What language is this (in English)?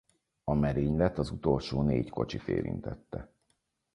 Hungarian